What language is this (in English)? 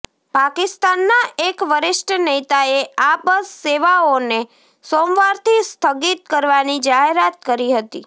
Gujarati